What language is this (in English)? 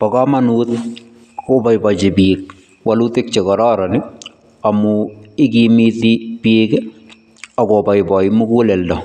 Kalenjin